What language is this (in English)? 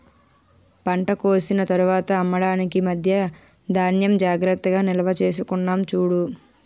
Telugu